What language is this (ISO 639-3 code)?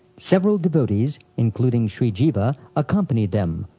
eng